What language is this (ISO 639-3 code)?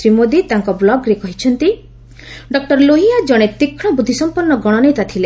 ori